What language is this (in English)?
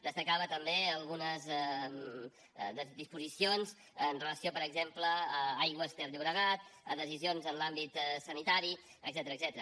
Catalan